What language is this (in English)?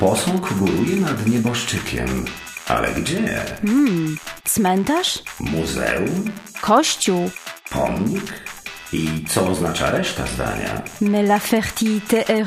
Polish